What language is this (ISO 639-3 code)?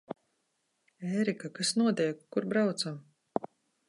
lav